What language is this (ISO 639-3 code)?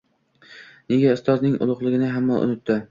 uzb